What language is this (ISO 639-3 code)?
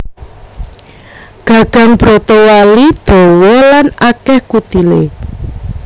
jav